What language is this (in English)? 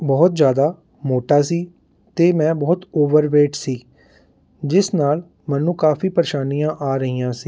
Punjabi